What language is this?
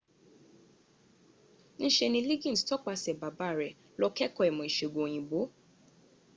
Yoruba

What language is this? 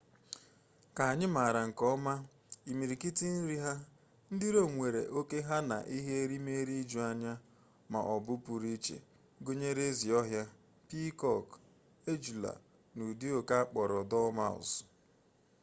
Igbo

